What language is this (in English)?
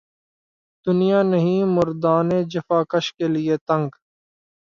Urdu